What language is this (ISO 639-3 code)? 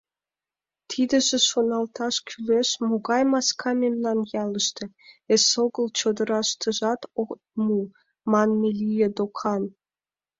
chm